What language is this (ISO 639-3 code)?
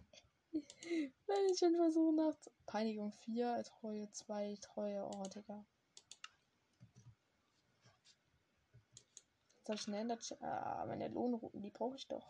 deu